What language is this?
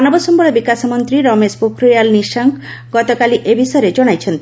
Odia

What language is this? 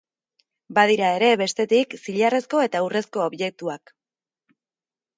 Basque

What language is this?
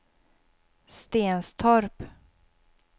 Swedish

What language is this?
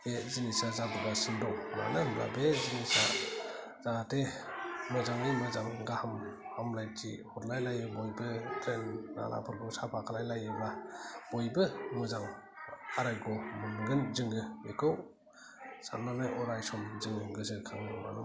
Bodo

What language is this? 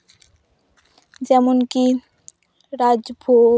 Santali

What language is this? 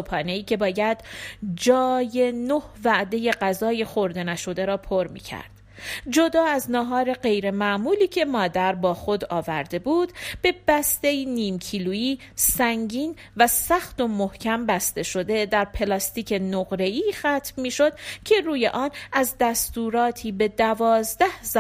Persian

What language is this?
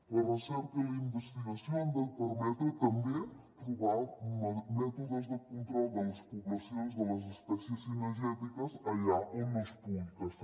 Catalan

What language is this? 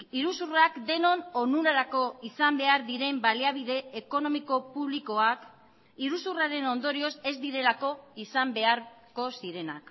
Basque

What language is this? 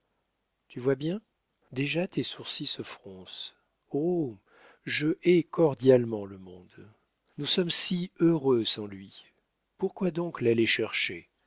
French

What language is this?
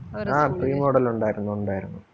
Malayalam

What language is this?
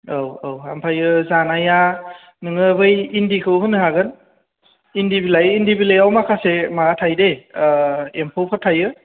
Bodo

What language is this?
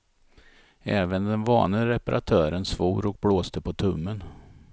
Swedish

